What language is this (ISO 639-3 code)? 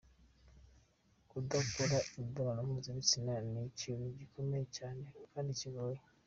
kin